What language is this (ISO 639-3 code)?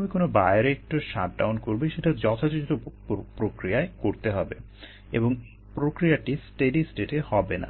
ben